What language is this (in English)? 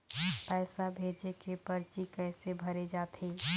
Chhattisgarhi